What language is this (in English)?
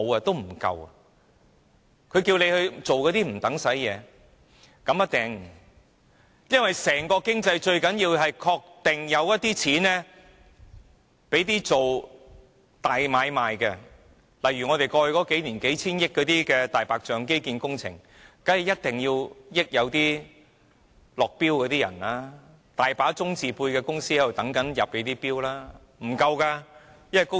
Cantonese